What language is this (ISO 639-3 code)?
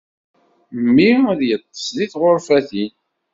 kab